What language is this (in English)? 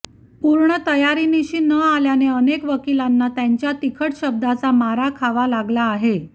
Marathi